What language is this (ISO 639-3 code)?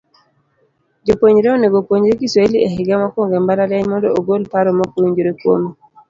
luo